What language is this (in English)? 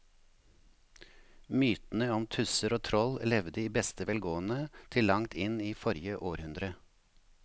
Norwegian